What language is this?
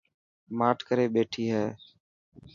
Dhatki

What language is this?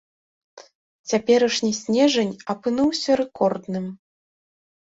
Belarusian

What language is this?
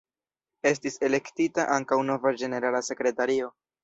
Esperanto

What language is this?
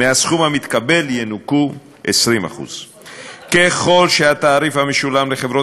Hebrew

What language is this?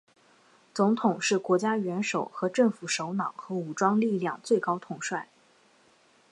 Chinese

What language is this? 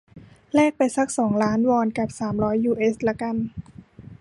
Thai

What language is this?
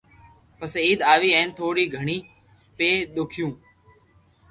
Loarki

